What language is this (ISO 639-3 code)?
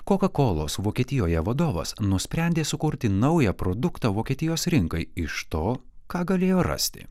lit